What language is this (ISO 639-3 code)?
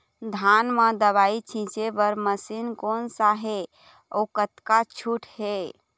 hne